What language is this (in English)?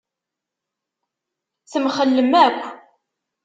Kabyle